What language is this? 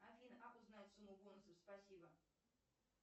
Russian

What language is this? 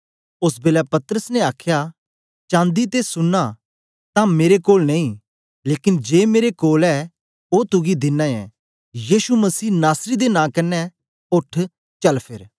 Dogri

